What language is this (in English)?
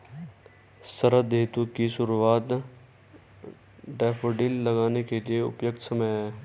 Hindi